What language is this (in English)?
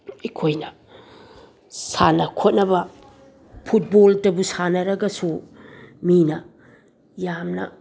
Manipuri